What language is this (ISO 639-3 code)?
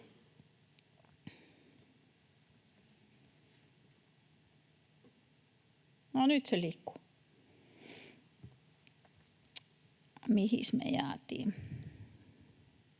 fin